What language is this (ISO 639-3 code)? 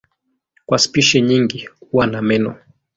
swa